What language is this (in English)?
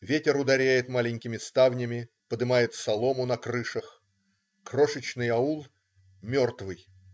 Russian